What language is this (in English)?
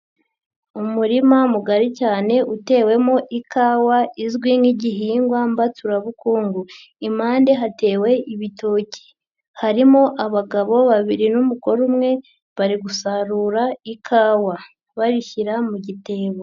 Kinyarwanda